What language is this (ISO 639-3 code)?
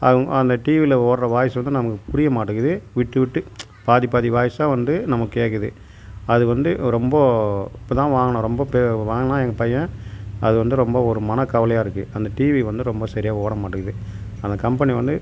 tam